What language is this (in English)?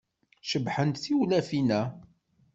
Kabyle